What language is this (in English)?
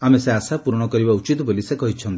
Odia